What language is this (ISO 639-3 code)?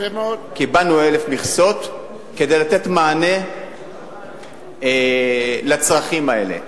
heb